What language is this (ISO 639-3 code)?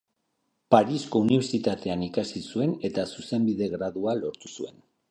eus